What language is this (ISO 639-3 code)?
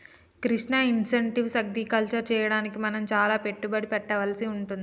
tel